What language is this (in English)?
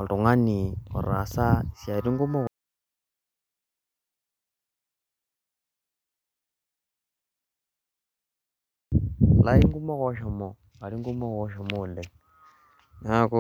Masai